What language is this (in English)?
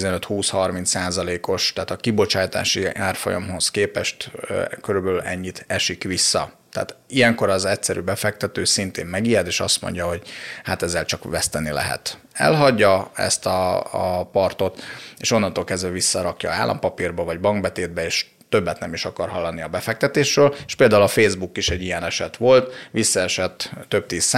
Hungarian